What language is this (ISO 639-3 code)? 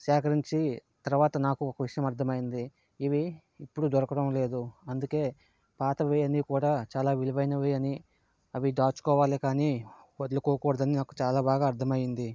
tel